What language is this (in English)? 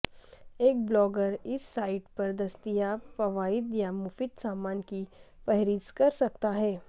Urdu